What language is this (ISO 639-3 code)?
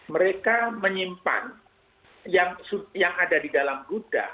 ind